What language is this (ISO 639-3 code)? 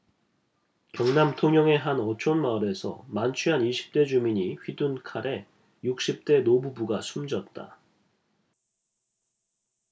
kor